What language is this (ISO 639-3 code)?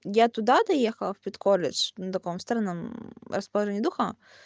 rus